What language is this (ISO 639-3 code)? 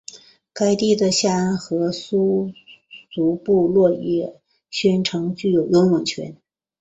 zho